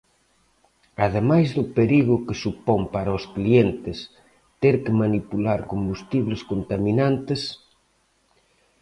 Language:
Galician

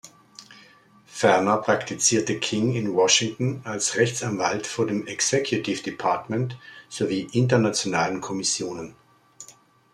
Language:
German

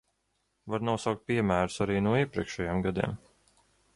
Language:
Latvian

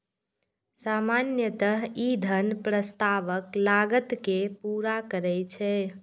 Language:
Maithili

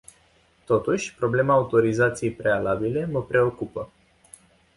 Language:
Romanian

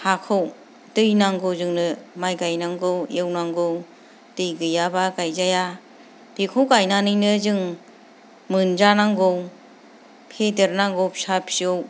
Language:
Bodo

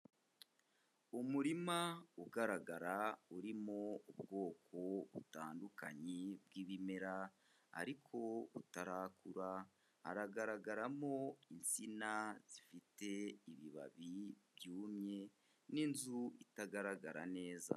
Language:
Kinyarwanda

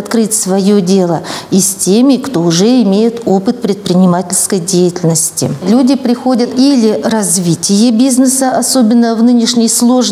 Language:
Russian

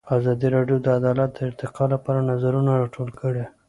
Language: Pashto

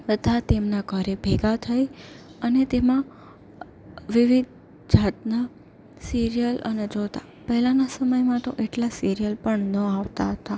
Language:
Gujarati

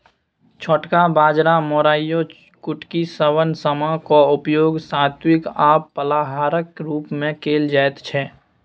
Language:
Maithili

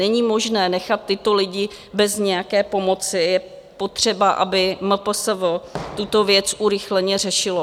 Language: Czech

